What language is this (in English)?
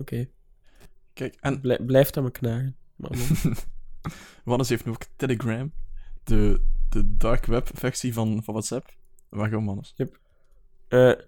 Dutch